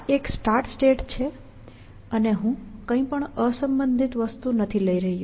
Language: Gujarati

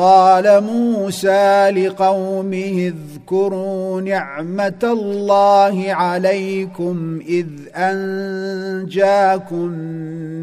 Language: Arabic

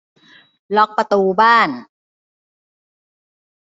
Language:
Thai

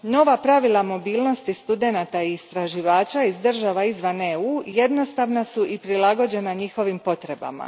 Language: Croatian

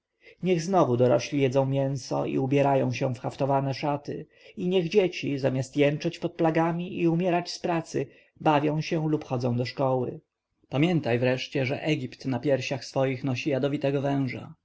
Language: Polish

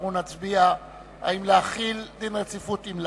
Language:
Hebrew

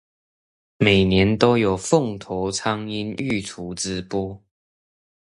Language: Chinese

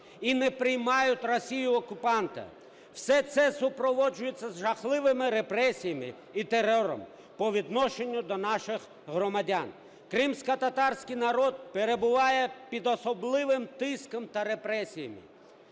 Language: Ukrainian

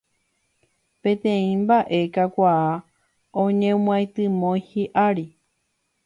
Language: Guarani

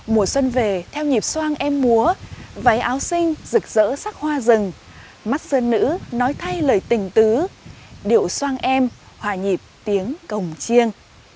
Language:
Vietnamese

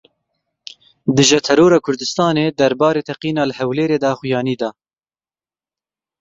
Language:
Kurdish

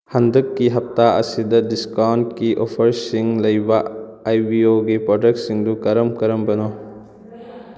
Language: Manipuri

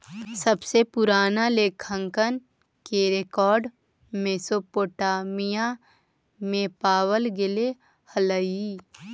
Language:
Magahi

